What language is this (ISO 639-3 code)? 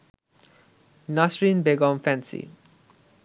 ben